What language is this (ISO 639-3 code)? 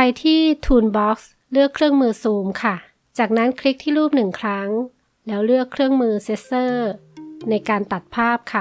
tha